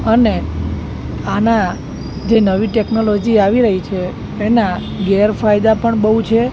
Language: Gujarati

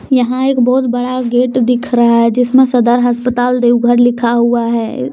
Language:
Hindi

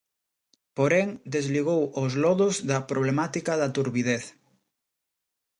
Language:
Galician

